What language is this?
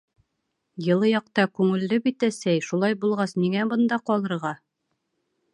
Bashkir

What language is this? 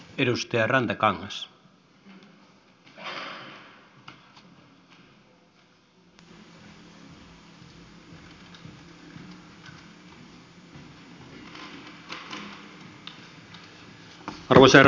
Finnish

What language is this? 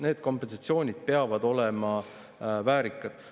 Estonian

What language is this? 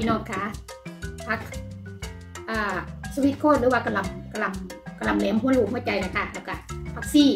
Thai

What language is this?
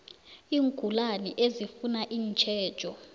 South Ndebele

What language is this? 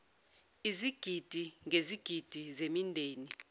Zulu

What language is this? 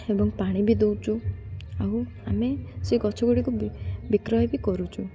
Odia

